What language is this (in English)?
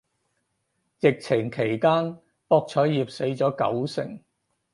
Cantonese